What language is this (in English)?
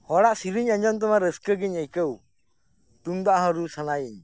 Santali